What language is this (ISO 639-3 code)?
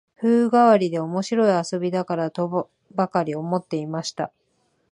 jpn